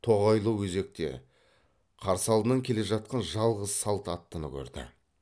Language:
Kazakh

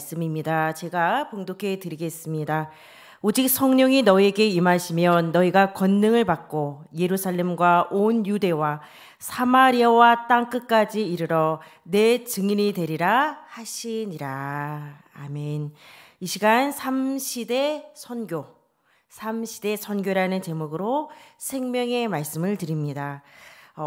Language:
Korean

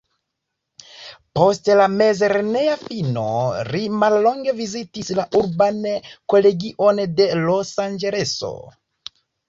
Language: Esperanto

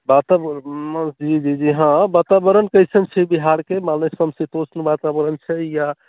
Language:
Maithili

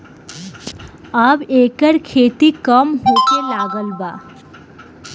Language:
Bhojpuri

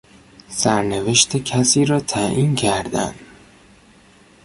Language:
Persian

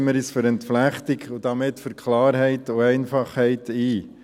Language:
Swiss German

